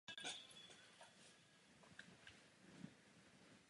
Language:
Czech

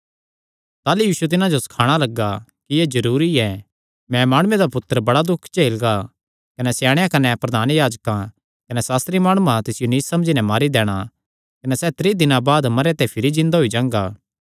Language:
Kangri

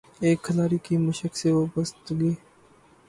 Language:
Urdu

